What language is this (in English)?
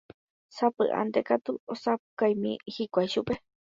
Guarani